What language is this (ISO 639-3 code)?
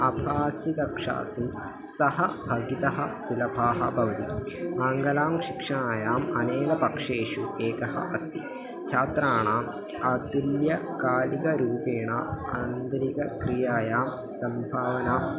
san